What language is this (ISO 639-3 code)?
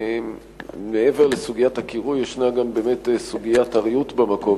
heb